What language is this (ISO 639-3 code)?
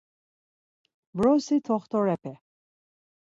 lzz